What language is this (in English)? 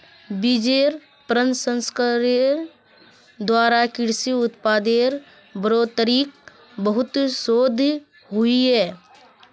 Magahi